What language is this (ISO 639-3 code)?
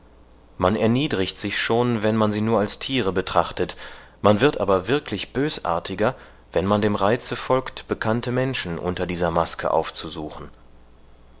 deu